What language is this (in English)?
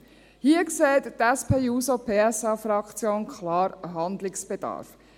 Swiss German